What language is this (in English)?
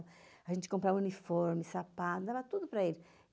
Portuguese